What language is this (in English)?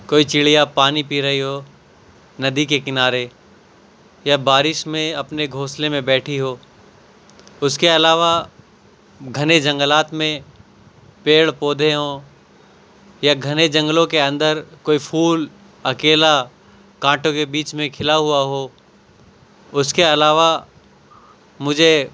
Urdu